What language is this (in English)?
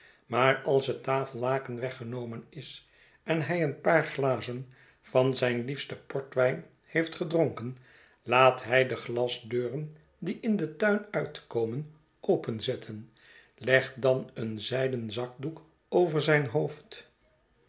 Dutch